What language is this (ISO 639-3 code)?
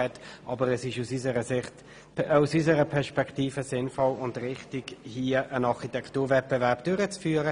gsw